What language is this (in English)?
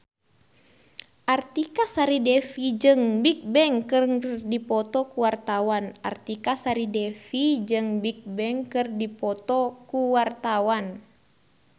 Sundanese